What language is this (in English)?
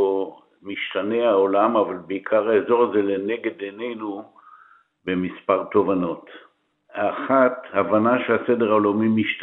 Hebrew